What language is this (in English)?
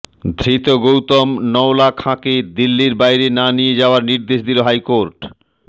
Bangla